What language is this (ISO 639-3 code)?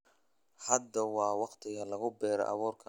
som